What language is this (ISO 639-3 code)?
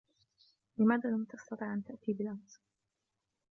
ara